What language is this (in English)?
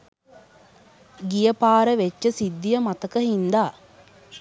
Sinhala